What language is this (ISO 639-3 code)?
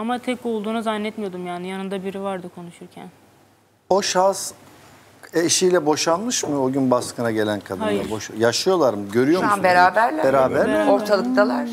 tur